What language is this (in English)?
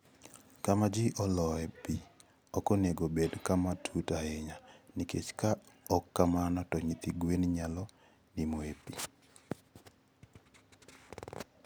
Luo (Kenya and Tanzania)